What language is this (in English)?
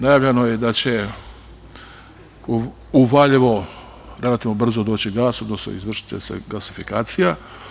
Serbian